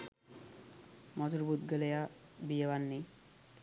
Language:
Sinhala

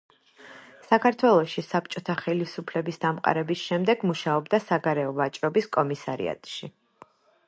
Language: Georgian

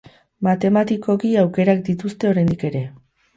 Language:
Basque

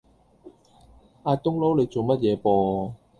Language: Cantonese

